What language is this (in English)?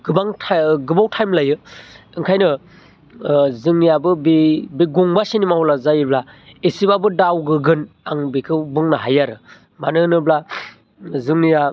Bodo